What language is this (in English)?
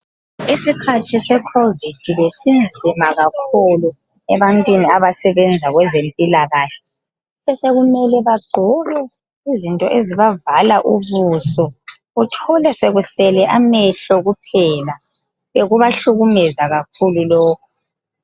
North Ndebele